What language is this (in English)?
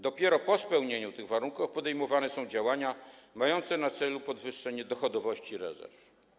Polish